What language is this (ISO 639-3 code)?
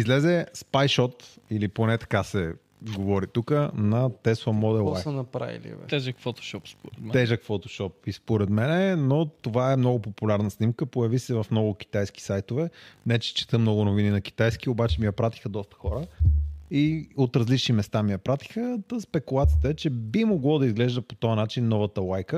bul